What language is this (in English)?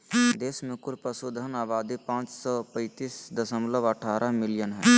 Magahi